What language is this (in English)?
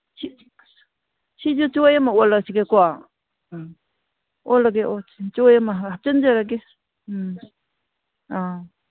Manipuri